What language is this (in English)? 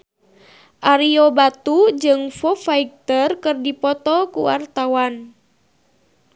Sundanese